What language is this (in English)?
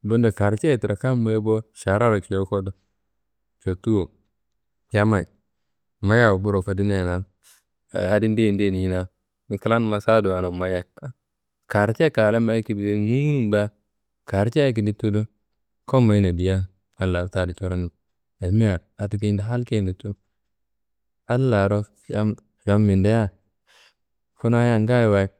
Kanembu